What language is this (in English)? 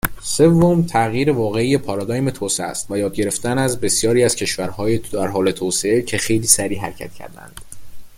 Persian